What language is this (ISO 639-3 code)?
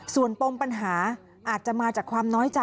tha